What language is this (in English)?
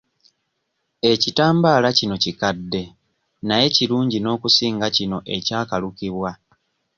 Ganda